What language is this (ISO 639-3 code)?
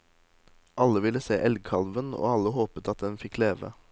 nor